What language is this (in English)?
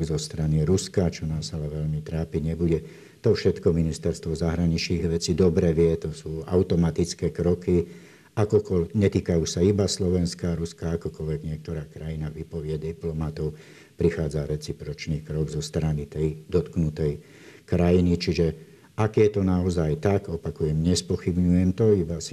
Slovak